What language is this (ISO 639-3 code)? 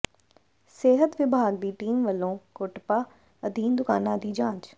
pan